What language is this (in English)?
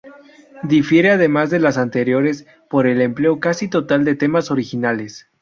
Spanish